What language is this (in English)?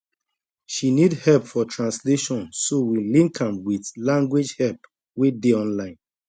Nigerian Pidgin